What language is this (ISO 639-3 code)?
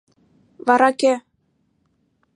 chm